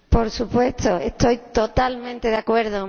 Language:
Spanish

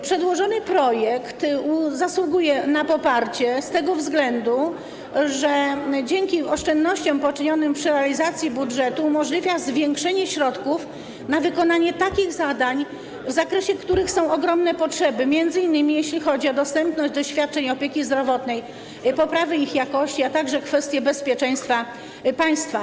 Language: Polish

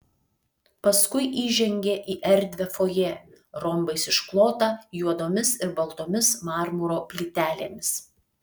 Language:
Lithuanian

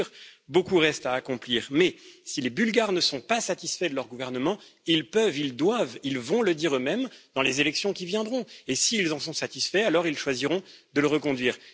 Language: French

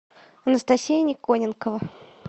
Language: Russian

